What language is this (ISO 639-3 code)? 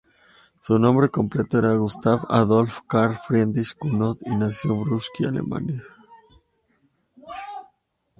spa